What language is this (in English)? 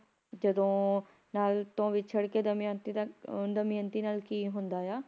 Punjabi